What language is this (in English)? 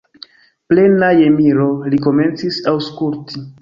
Esperanto